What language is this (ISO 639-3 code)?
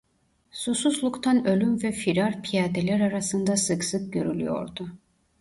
tur